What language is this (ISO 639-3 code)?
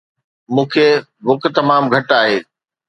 snd